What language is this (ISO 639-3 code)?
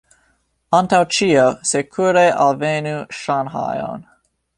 epo